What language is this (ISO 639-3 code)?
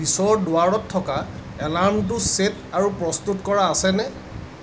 asm